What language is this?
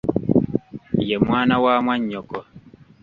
Ganda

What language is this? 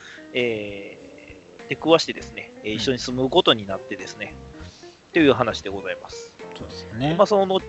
Japanese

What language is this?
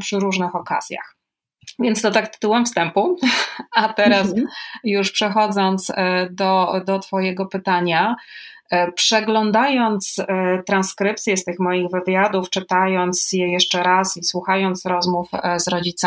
Polish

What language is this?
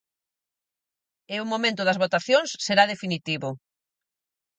Galician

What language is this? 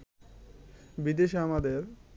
Bangla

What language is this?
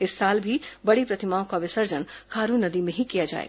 Hindi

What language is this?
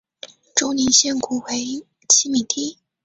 Chinese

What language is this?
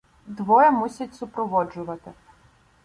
Ukrainian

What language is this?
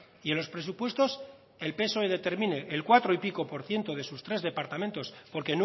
Spanish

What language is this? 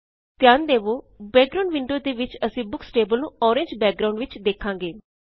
Punjabi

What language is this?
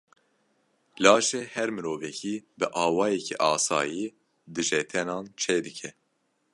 Kurdish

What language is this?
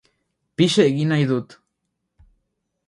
Basque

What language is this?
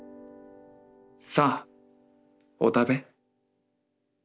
Japanese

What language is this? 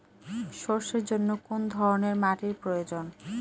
Bangla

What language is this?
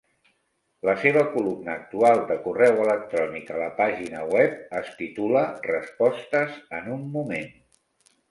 Catalan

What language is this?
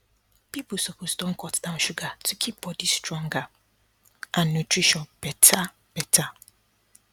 Nigerian Pidgin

